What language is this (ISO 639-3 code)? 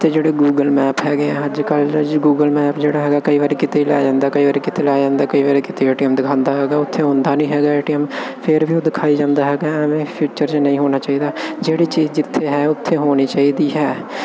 pan